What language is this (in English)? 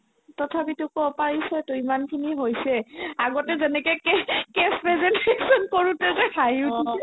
Assamese